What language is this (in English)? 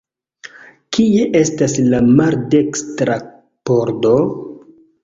Esperanto